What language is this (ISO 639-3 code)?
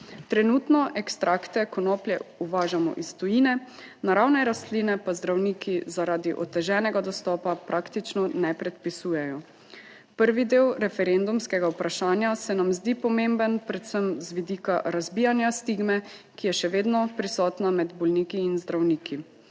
slv